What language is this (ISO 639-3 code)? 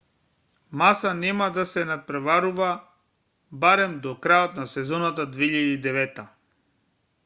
mkd